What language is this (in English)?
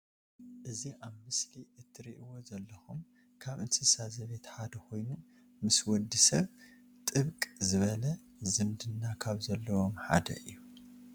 Tigrinya